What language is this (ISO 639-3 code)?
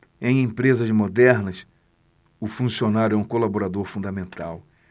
por